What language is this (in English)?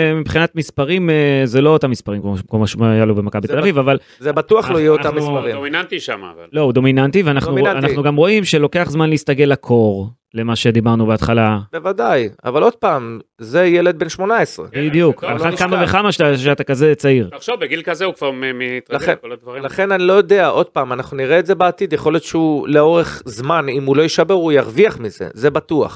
Hebrew